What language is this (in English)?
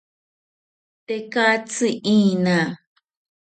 South Ucayali Ashéninka